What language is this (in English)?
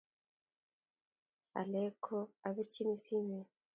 Kalenjin